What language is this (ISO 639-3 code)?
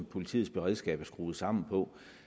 dan